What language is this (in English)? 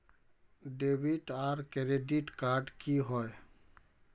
Magahi